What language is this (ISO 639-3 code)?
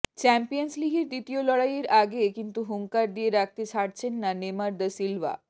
ben